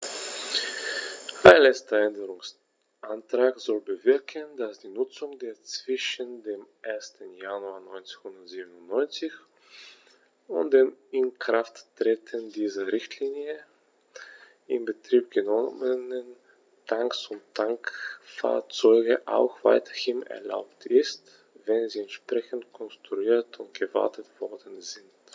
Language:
German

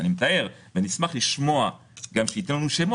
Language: Hebrew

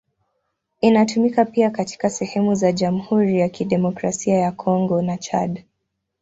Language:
Swahili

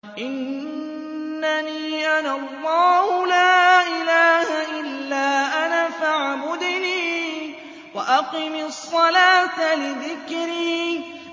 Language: Arabic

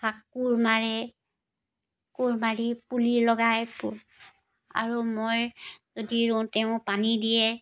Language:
Assamese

